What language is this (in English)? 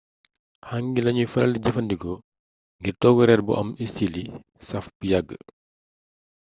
Wolof